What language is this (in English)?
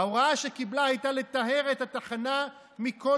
Hebrew